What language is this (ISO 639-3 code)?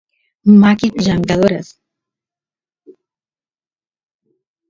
qus